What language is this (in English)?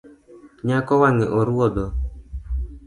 Luo (Kenya and Tanzania)